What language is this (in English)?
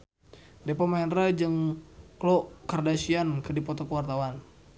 Sundanese